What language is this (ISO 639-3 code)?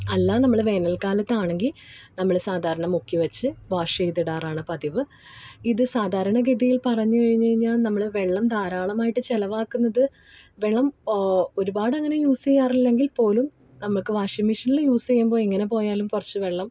mal